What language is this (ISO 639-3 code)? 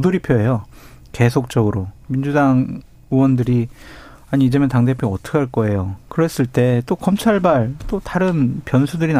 kor